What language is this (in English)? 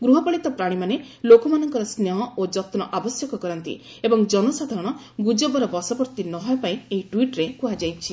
Odia